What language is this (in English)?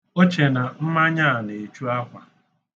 Igbo